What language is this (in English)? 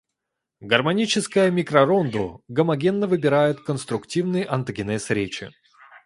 Russian